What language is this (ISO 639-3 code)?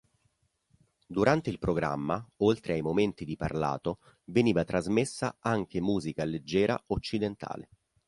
ita